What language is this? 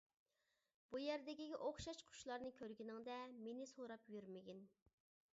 Uyghur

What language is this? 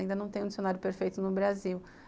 Portuguese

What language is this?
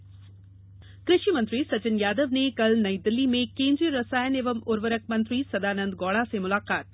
Hindi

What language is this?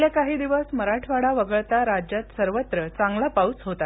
Marathi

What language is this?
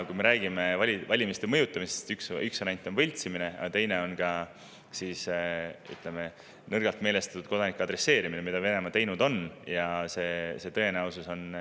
Estonian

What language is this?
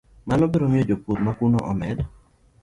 Luo (Kenya and Tanzania)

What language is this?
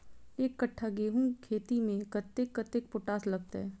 Maithili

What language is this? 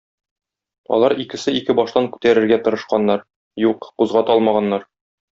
Tatar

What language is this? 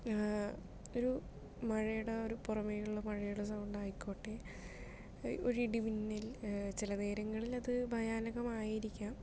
Malayalam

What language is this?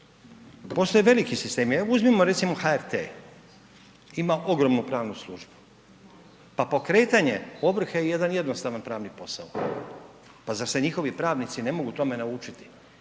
Croatian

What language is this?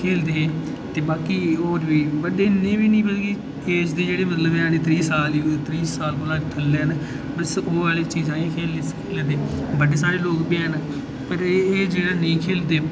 Dogri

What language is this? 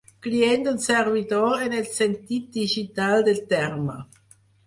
Catalan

